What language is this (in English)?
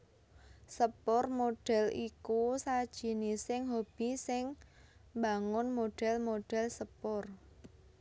Javanese